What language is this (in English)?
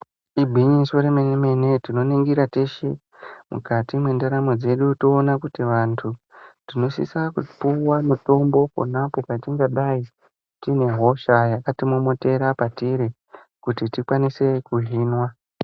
Ndau